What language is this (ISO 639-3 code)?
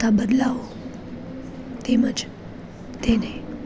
guj